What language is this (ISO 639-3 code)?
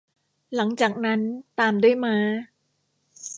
tha